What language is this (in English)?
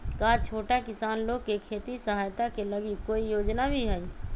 Magahi